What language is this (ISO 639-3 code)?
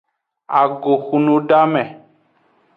ajg